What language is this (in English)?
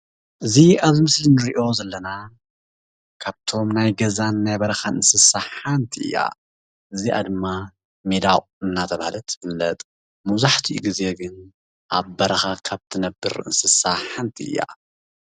Tigrinya